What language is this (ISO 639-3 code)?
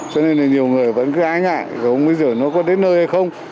vie